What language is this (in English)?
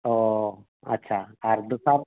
Santali